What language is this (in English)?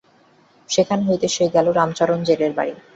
Bangla